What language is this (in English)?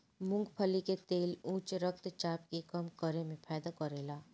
Bhojpuri